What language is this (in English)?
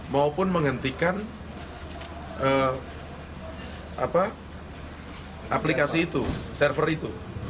Indonesian